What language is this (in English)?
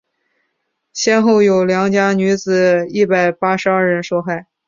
Chinese